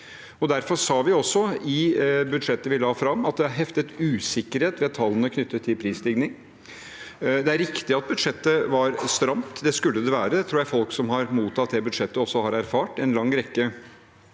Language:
Norwegian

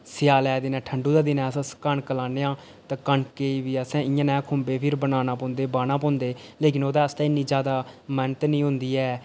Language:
Dogri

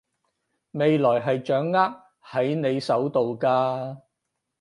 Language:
Cantonese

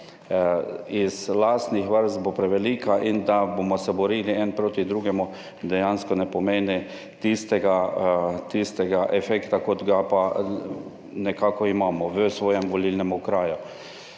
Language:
Slovenian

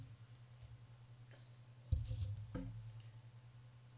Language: Norwegian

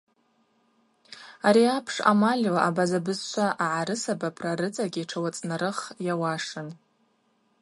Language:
Abaza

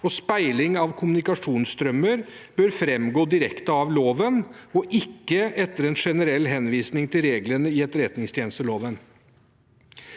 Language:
Norwegian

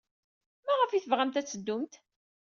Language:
Kabyle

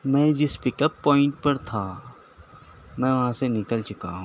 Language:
Urdu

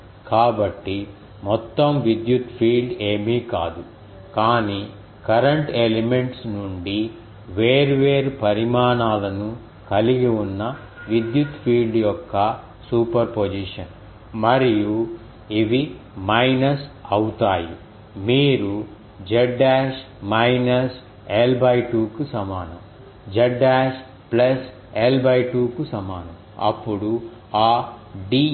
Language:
Telugu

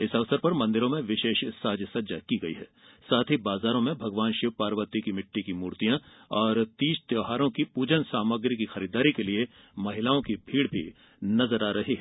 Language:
Hindi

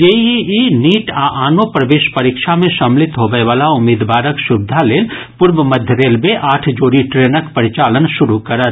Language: Maithili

